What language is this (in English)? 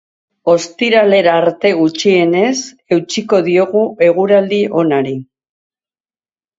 Basque